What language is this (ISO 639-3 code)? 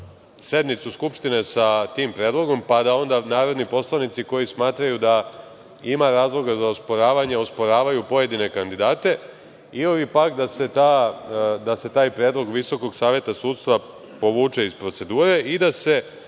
srp